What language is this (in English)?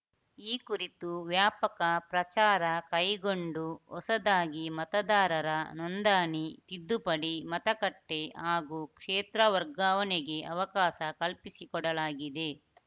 Kannada